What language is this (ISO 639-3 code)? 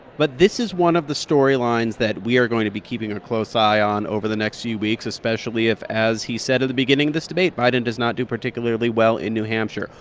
eng